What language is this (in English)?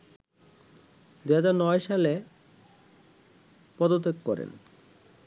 Bangla